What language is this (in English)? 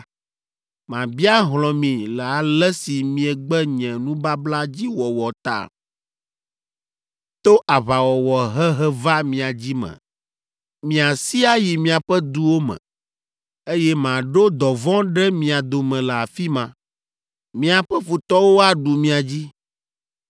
Ewe